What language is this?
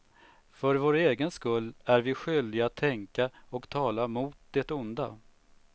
Swedish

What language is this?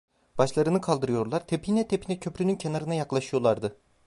Turkish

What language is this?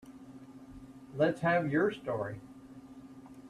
English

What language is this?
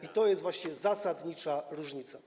Polish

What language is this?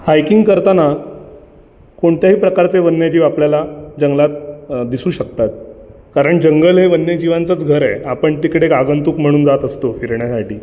Marathi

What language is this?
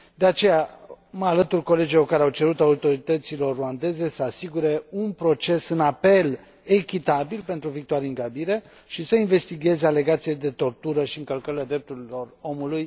Romanian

